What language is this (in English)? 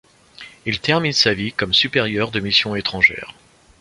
French